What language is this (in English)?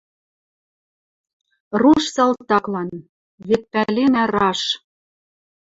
Western Mari